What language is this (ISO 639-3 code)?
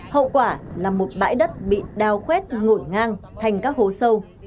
vie